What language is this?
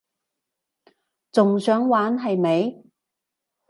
Cantonese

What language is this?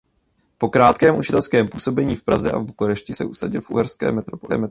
Czech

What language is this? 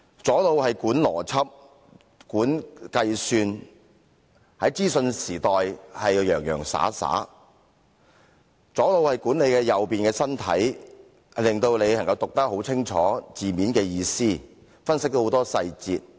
Cantonese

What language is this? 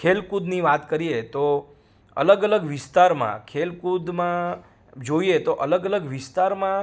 Gujarati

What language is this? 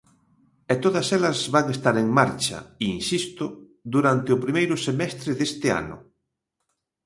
Galician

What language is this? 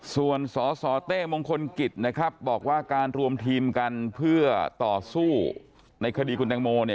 Thai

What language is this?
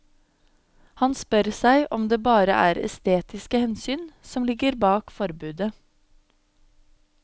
Norwegian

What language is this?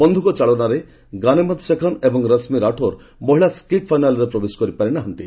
Odia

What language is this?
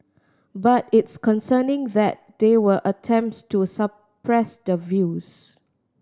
English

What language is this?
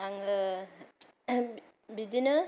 Bodo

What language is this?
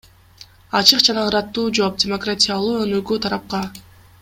Kyrgyz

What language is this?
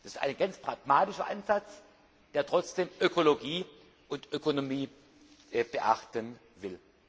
German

